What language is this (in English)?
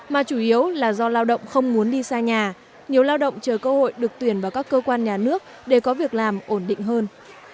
Vietnamese